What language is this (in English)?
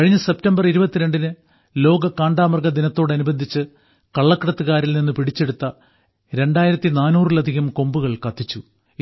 Malayalam